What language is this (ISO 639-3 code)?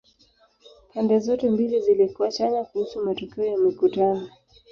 swa